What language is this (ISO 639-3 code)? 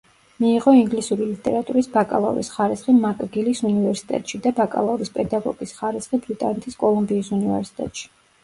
kat